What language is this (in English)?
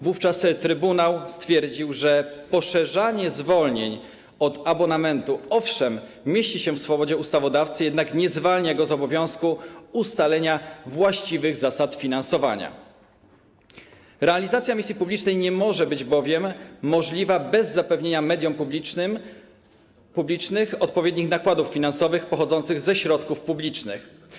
Polish